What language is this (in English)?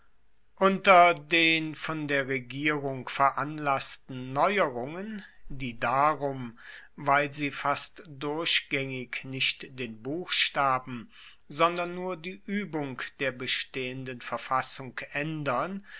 German